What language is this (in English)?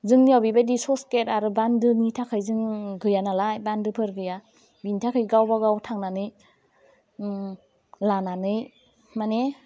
Bodo